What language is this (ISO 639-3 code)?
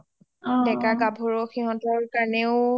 asm